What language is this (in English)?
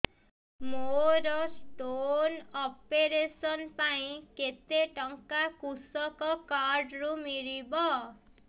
Odia